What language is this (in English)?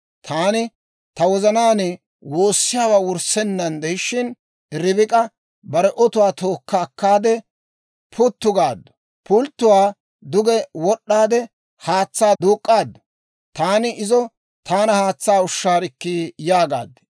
Dawro